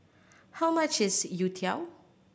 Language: English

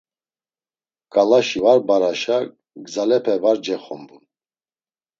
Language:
Laz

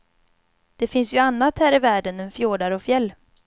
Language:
Swedish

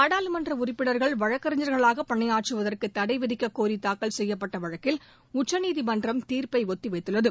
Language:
Tamil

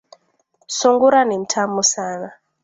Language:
Swahili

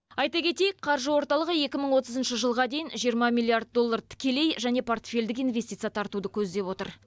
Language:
Kazakh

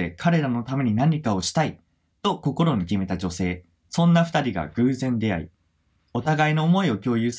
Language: Japanese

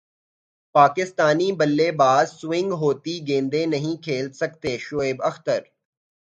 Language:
Urdu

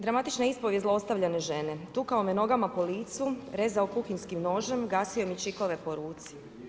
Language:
Croatian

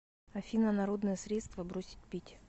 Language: Russian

